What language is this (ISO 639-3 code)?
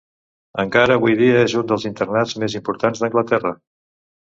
cat